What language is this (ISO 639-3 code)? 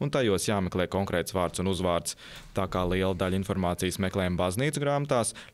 lav